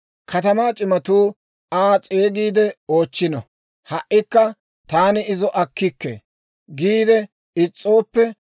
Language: Dawro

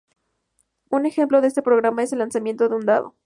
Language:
Spanish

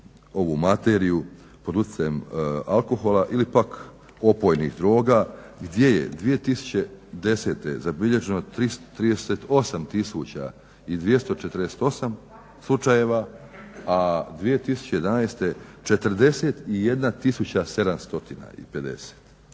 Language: Croatian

